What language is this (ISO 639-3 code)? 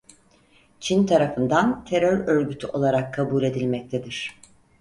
tur